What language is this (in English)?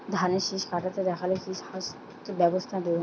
Bangla